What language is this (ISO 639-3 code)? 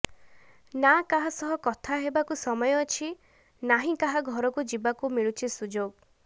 ori